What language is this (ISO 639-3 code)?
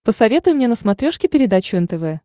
rus